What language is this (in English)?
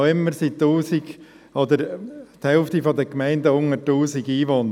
Swiss German